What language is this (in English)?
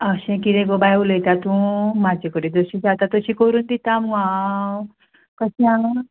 Konkani